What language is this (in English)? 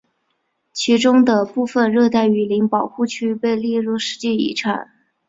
Chinese